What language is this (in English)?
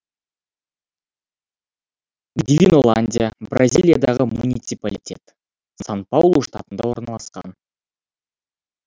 Kazakh